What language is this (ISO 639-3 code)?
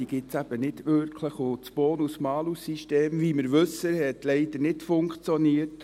gsw